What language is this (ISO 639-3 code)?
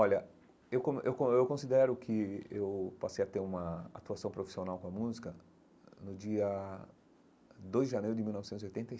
por